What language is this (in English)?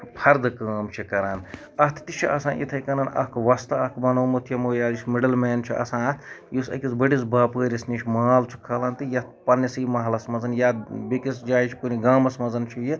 Kashmiri